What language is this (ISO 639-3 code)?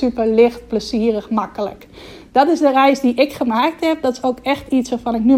nld